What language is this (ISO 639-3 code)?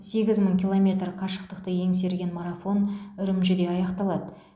kaz